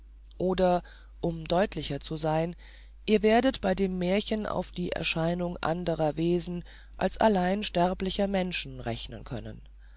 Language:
German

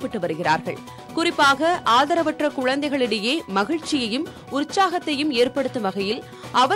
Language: Romanian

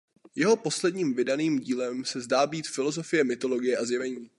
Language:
Czech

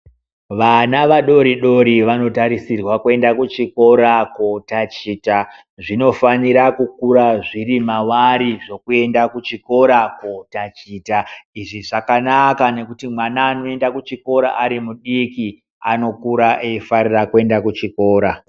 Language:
Ndau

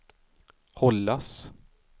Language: Swedish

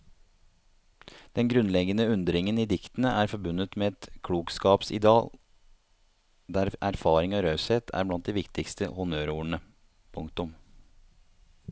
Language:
Norwegian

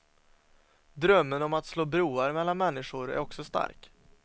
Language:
Swedish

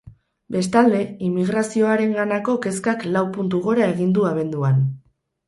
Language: Basque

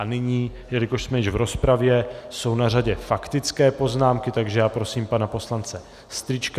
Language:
Czech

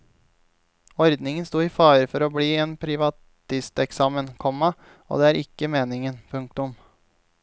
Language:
Norwegian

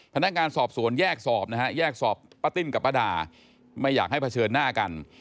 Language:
Thai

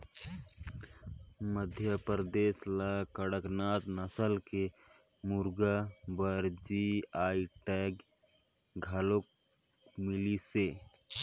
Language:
Chhattisgarhi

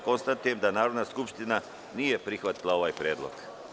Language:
Serbian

